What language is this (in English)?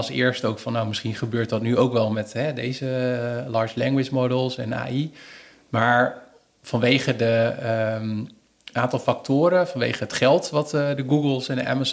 Dutch